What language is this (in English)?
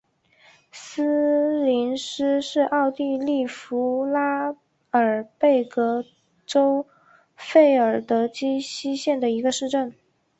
Chinese